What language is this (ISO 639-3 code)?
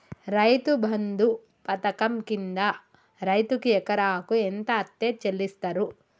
tel